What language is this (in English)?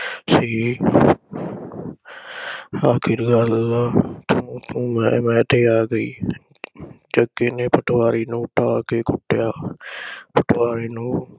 Punjabi